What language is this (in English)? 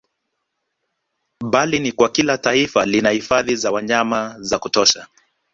Swahili